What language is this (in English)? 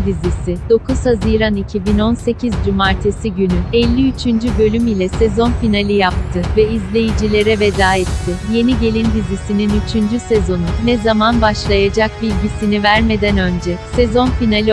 Turkish